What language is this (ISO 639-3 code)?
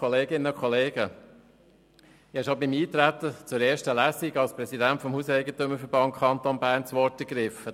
gsw